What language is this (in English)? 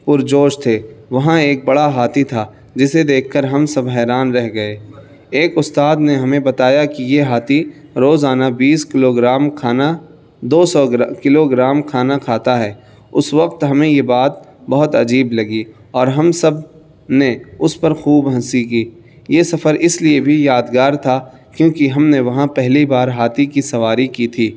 Urdu